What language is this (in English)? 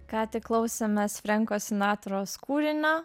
Lithuanian